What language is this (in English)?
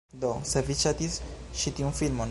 Esperanto